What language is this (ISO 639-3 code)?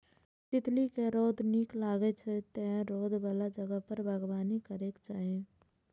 mai